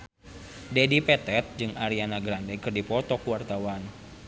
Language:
Sundanese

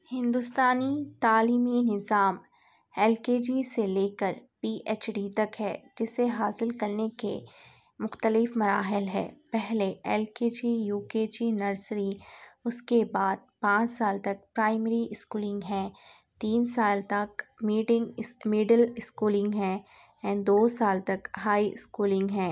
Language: Urdu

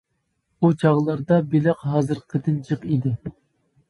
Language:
Uyghur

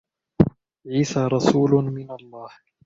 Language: Arabic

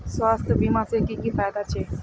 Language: Magahi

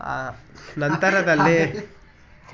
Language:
Kannada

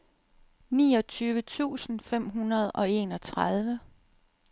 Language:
Danish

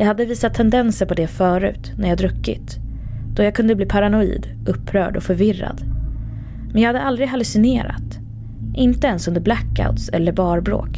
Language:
Swedish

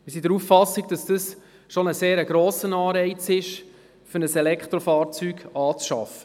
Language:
Swiss German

